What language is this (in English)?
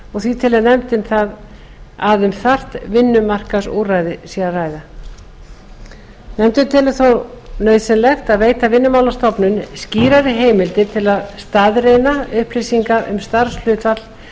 Icelandic